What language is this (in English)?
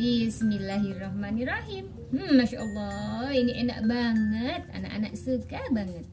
Indonesian